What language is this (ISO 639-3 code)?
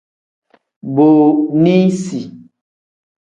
kdh